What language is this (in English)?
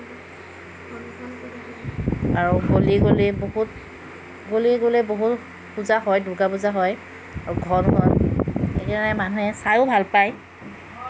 Assamese